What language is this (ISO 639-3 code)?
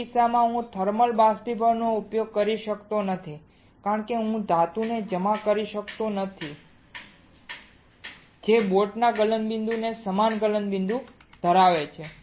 guj